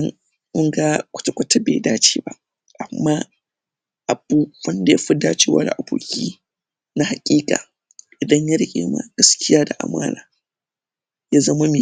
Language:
Hausa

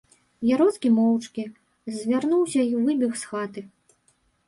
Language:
Belarusian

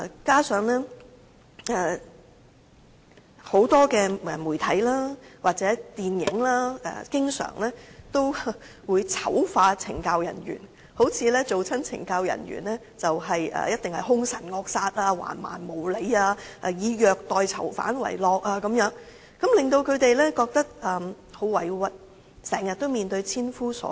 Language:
Cantonese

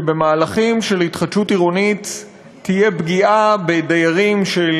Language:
Hebrew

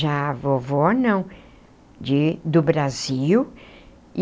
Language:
Portuguese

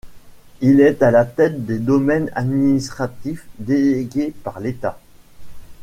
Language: French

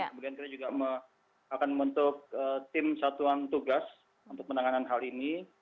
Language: Indonesian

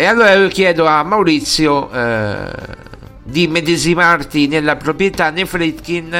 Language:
Italian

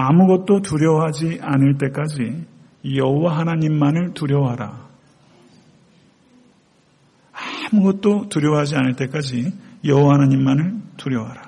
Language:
Korean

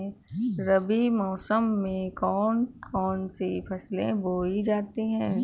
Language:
Hindi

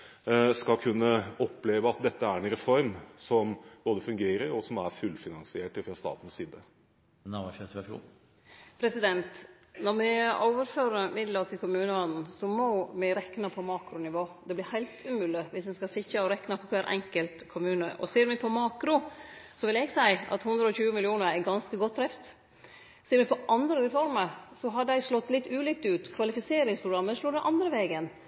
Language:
Norwegian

